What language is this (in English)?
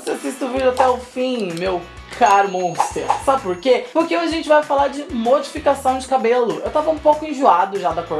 Portuguese